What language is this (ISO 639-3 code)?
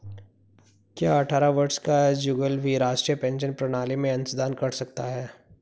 hin